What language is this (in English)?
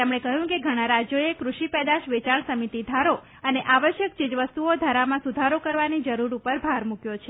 Gujarati